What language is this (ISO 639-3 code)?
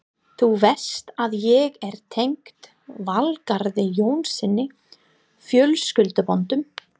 isl